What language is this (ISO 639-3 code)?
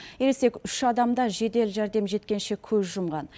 kaz